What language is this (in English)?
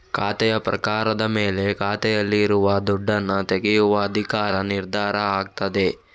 Kannada